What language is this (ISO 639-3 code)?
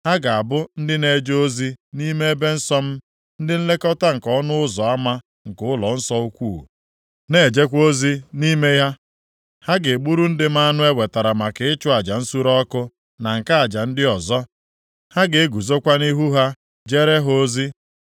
ibo